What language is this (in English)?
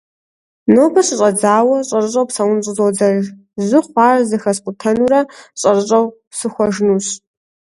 Kabardian